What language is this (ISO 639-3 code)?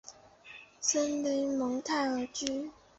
zho